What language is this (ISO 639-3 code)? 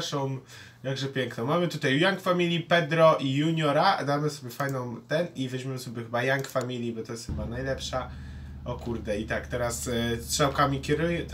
pol